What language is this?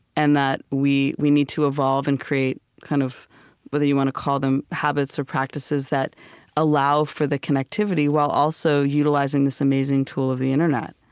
English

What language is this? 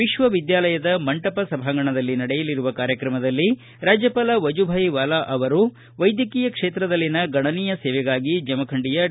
Kannada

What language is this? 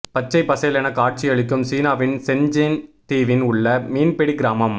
Tamil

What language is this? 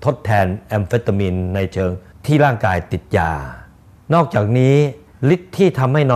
Thai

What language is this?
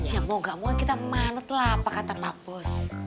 Indonesian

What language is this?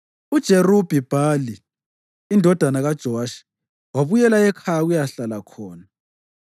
North Ndebele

